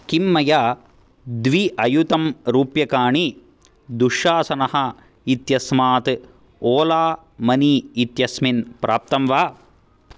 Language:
Sanskrit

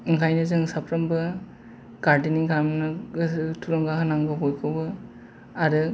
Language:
Bodo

